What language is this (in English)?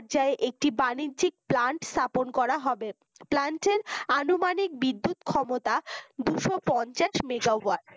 Bangla